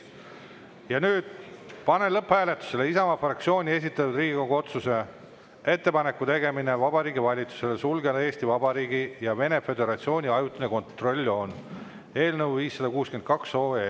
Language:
Estonian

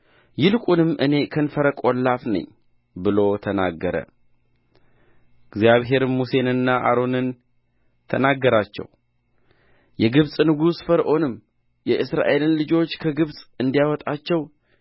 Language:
Amharic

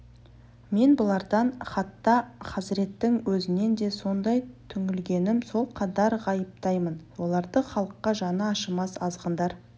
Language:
Kazakh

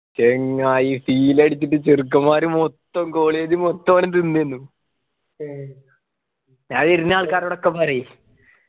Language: Malayalam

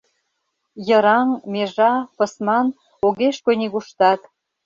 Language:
Mari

